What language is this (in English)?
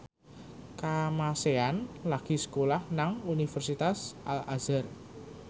Javanese